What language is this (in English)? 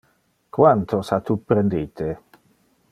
Interlingua